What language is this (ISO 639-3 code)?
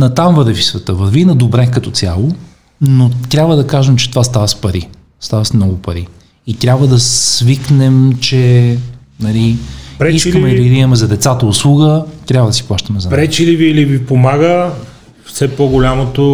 bul